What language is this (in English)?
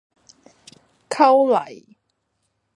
Cantonese